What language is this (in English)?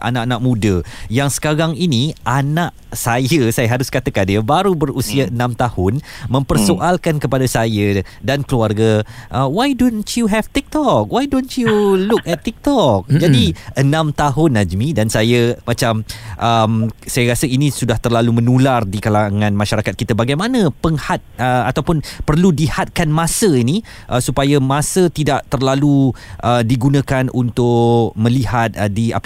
Malay